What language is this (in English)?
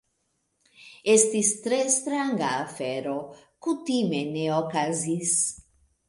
Esperanto